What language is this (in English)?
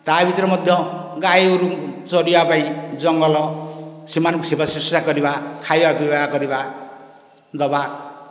Odia